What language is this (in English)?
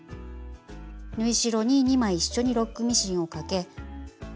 Japanese